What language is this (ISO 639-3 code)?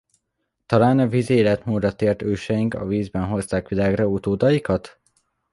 hun